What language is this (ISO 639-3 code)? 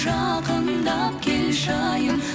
kaz